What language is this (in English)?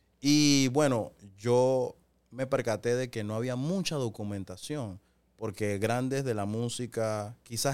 Spanish